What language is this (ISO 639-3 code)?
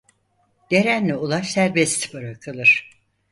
tur